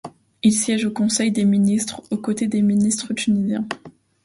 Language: French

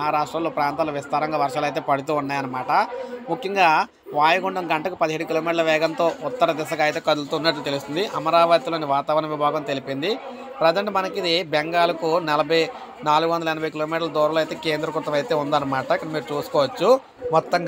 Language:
Telugu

